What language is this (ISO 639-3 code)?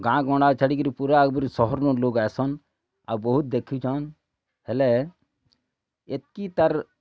ori